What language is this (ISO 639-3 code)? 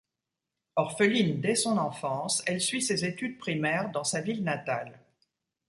fra